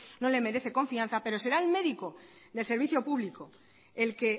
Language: Spanish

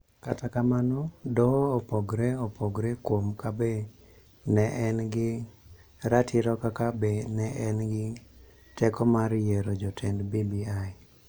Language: Luo (Kenya and Tanzania)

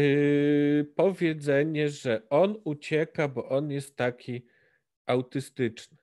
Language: Polish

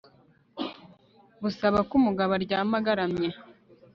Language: Kinyarwanda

